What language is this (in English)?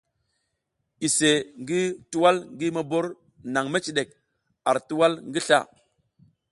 South Giziga